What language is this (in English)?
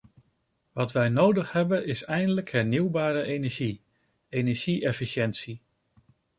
Dutch